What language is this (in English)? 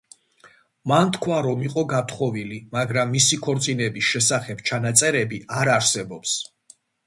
Georgian